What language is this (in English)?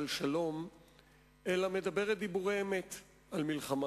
Hebrew